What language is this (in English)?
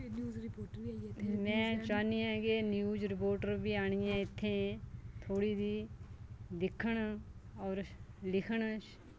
Dogri